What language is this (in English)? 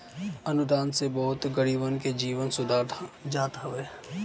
Bhojpuri